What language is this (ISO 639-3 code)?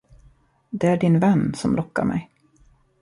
swe